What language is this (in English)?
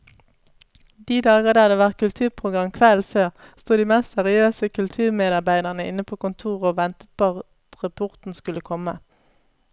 Norwegian